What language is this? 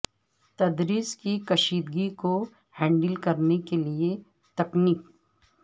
Urdu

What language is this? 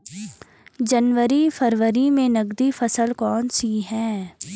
Hindi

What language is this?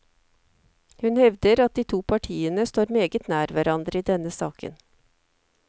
Norwegian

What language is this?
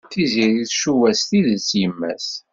Kabyle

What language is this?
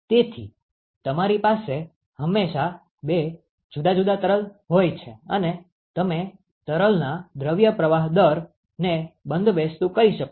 Gujarati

